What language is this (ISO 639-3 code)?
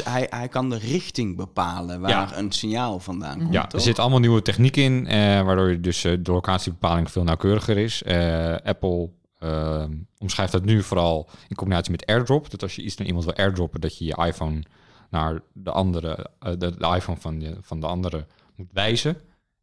nld